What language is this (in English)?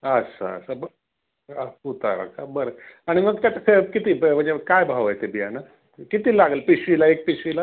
Marathi